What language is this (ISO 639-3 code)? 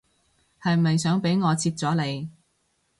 yue